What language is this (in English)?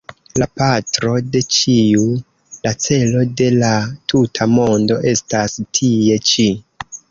Esperanto